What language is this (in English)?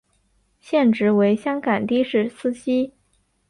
Chinese